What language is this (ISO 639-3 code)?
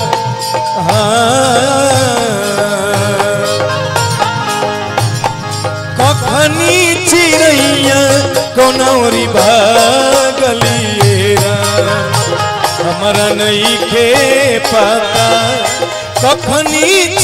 hin